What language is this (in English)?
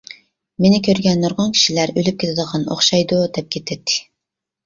Uyghur